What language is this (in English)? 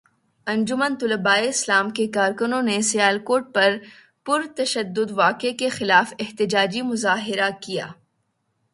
Urdu